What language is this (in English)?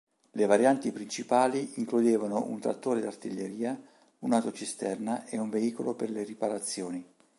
Italian